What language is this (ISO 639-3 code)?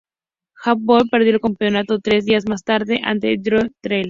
spa